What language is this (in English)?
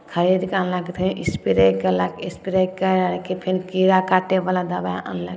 Maithili